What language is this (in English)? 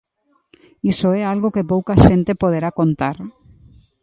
Galician